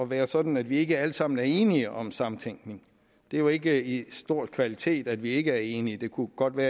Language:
Danish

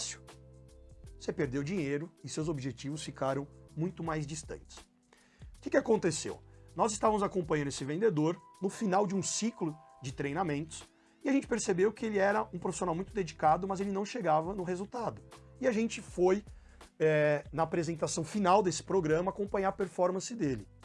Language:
Portuguese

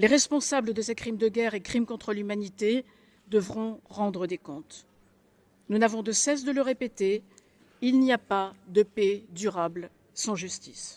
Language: French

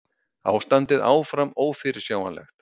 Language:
Icelandic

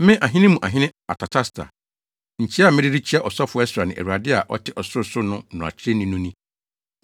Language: Akan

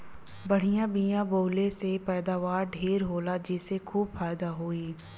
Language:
Bhojpuri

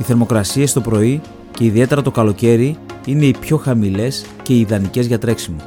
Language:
Greek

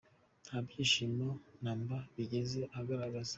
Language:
Kinyarwanda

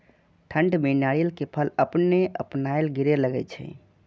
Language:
Maithili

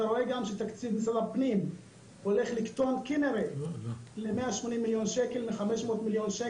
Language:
Hebrew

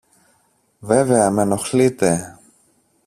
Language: Greek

